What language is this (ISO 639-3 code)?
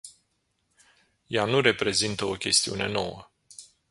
ron